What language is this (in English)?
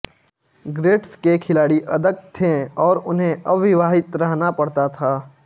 Hindi